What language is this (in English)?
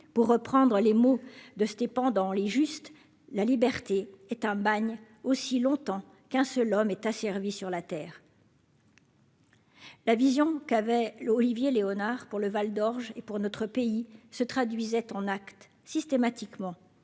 French